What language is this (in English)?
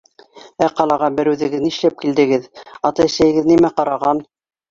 Bashkir